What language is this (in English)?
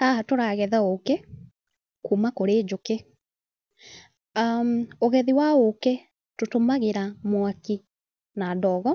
Kikuyu